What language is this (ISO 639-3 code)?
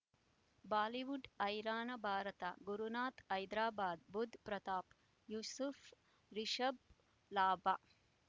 kan